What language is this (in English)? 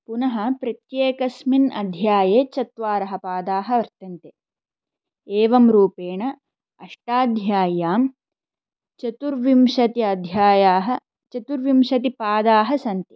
Sanskrit